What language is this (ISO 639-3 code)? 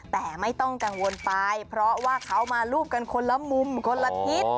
tha